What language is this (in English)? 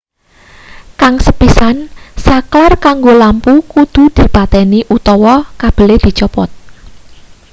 Javanese